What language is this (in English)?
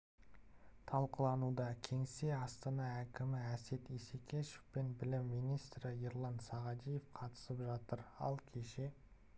Kazakh